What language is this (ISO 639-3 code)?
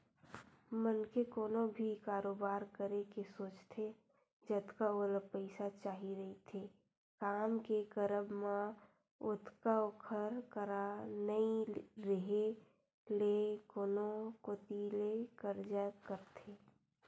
hne